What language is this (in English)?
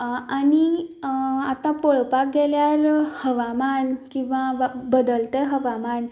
Konkani